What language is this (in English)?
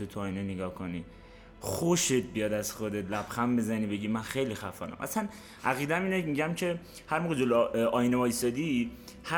Persian